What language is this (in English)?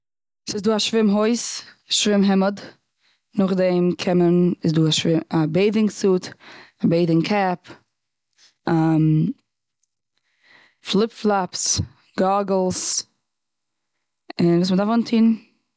Yiddish